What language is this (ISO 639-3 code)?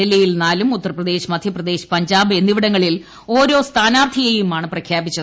mal